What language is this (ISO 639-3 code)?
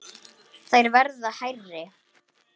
isl